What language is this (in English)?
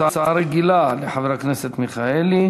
Hebrew